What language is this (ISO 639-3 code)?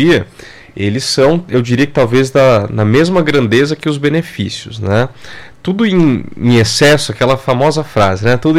por